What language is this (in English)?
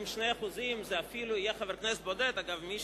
Hebrew